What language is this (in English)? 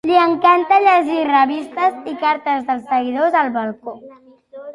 Catalan